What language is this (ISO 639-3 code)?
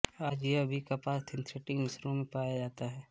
hin